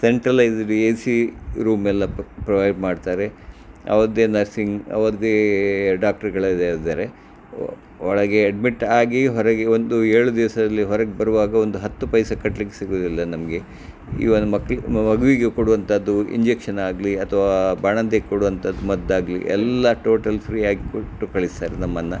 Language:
Kannada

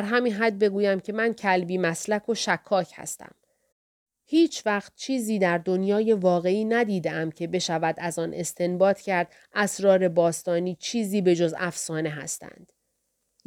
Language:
Persian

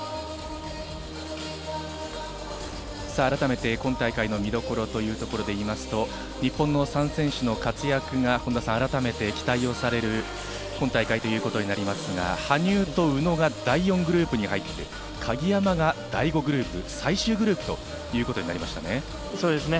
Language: Japanese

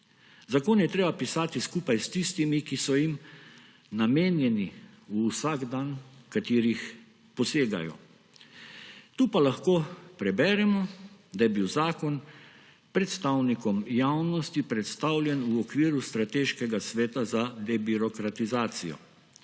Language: Slovenian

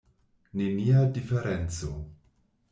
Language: Esperanto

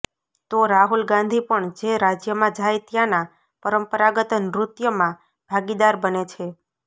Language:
Gujarati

